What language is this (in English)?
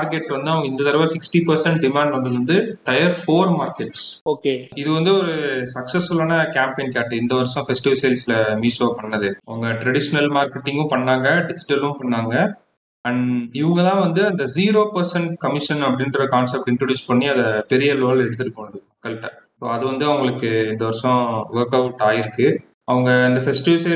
Tamil